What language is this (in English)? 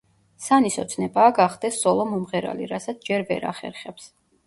Georgian